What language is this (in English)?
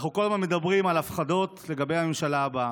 Hebrew